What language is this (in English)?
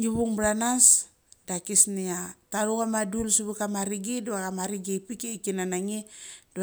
Mali